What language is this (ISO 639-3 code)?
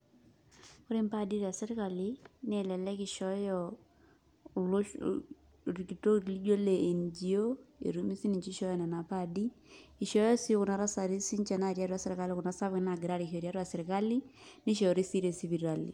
mas